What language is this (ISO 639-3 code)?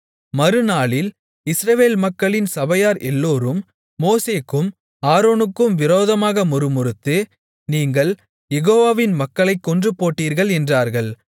tam